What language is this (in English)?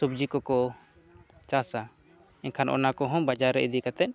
Santali